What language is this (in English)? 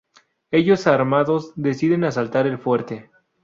Spanish